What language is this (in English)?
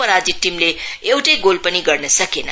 Nepali